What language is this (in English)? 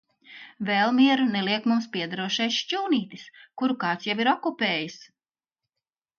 Latvian